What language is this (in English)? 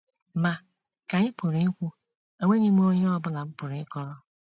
Igbo